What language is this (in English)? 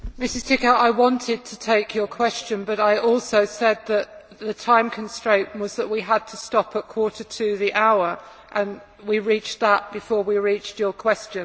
English